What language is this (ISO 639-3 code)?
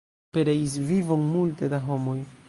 epo